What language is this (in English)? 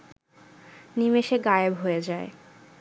Bangla